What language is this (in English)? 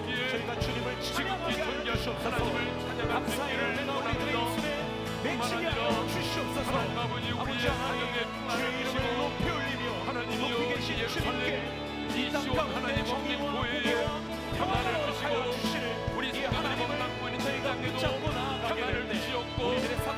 Korean